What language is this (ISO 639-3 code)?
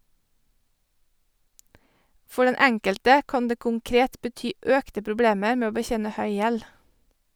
nor